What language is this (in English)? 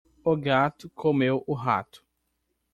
Portuguese